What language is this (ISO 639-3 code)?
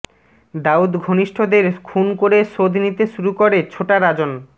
ben